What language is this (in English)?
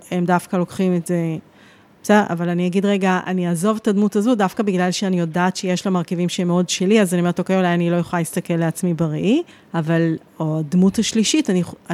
Hebrew